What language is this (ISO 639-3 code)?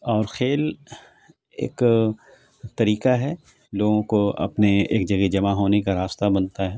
urd